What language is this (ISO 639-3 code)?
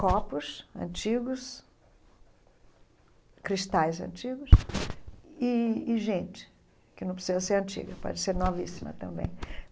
por